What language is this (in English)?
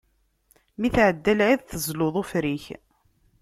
Kabyle